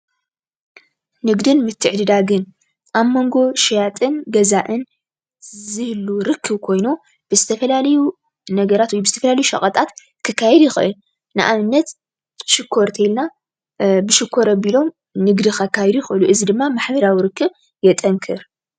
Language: Tigrinya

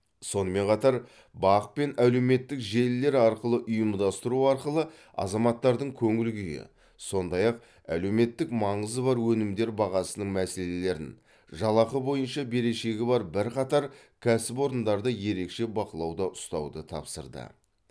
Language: Kazakh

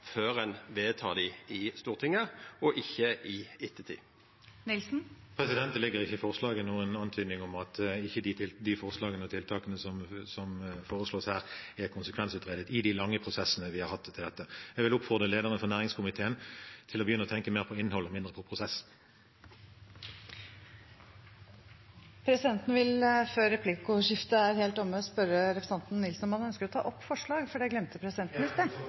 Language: Norwegian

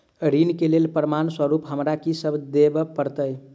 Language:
Maithili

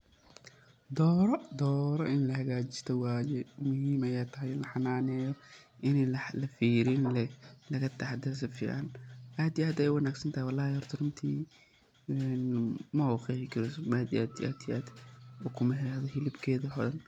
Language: Somali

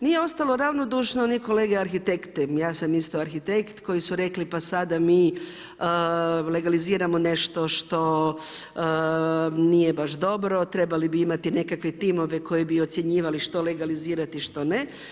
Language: Croatian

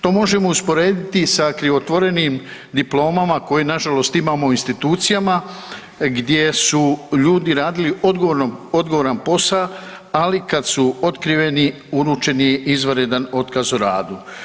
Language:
Croatian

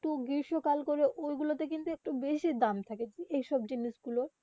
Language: Bangla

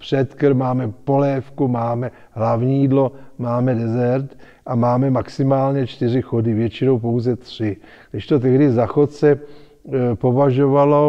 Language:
Czech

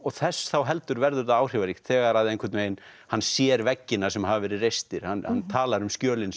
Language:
Icelandic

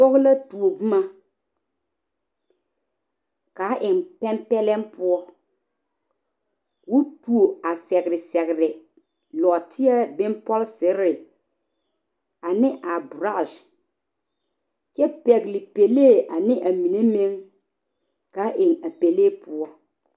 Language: Southern Dagaare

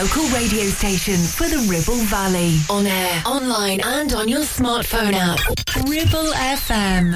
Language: English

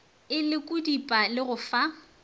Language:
Northern Sotho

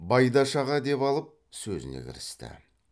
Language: Kazakh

